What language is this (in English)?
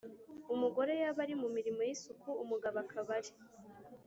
Kinyarwanda